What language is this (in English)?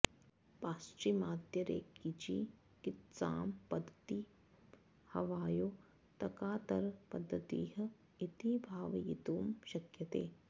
Sanskrit